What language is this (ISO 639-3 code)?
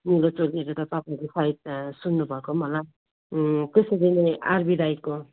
nep